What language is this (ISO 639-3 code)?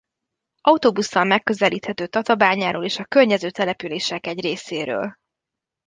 hun